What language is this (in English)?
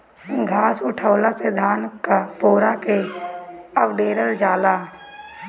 Bhojpuri